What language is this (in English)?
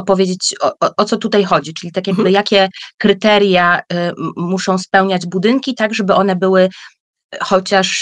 Polish